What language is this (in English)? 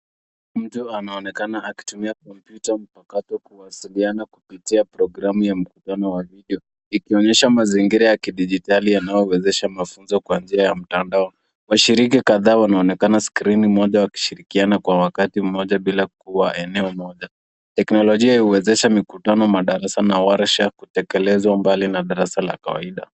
Swahili